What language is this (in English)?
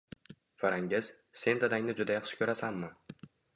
Uzbek